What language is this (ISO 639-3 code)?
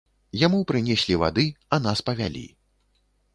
bel